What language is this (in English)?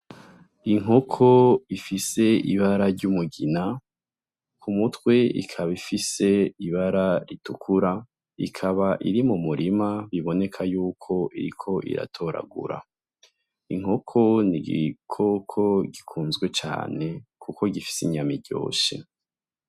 Rundi